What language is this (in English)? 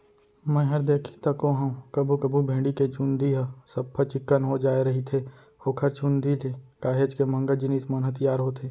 Chhattisgarhi